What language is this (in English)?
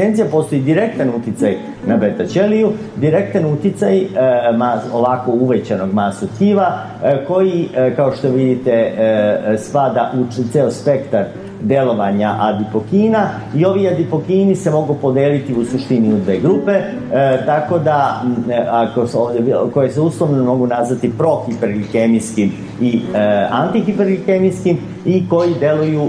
Croatian